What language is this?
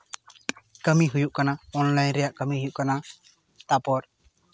Santali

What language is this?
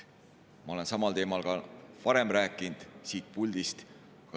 Estonian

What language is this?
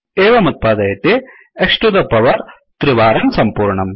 Sanskrit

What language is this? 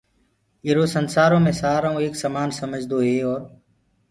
Gurgula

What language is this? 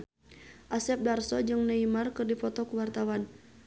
Sundanese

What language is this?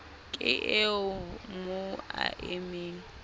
Southern Sotho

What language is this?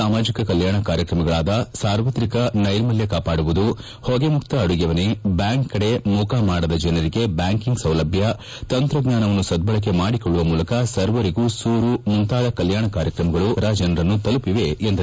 Kannada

